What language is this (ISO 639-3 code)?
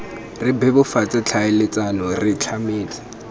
tsn